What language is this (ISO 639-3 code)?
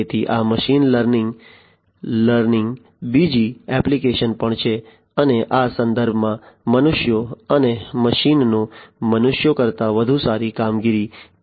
guj